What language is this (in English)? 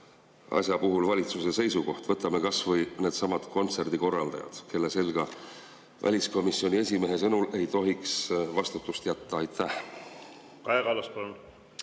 Estonian